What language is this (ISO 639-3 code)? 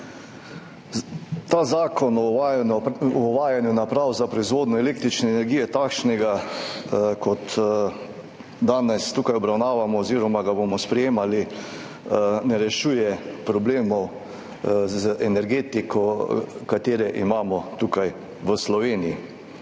slv